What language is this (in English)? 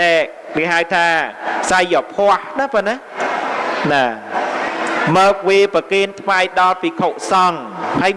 Vietnamese